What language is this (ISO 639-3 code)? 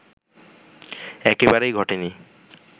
ben